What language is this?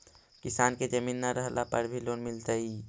Magahi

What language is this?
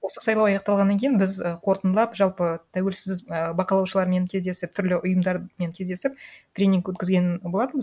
Kazakh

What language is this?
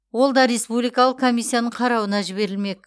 Kazakh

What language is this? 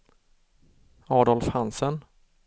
Swedish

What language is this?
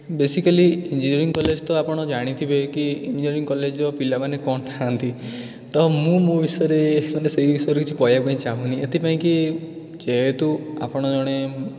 Odia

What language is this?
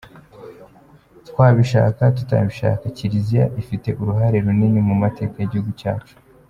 Kinyarwanda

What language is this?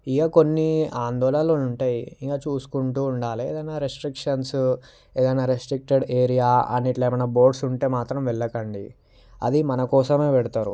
Telugu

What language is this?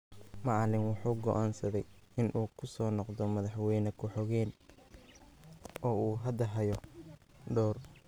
Somali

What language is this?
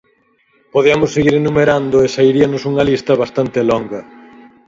Galician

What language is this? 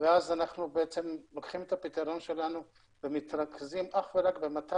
Hebrew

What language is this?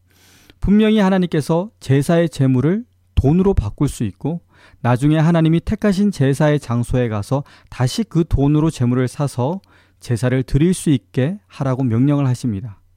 Korean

